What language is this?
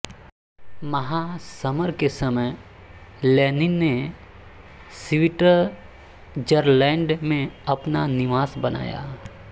Hindi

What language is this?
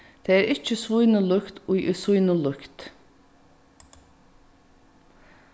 Faroese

